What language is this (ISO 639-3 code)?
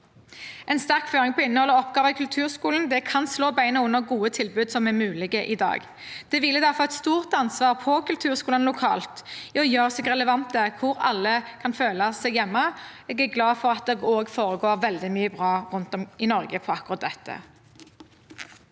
nor